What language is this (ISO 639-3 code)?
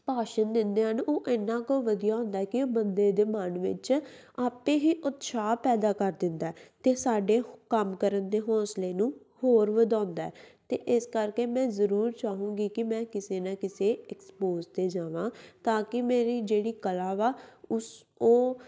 pan